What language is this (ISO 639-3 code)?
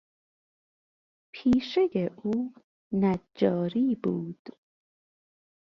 fas